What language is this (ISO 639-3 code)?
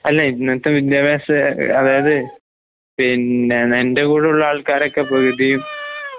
mal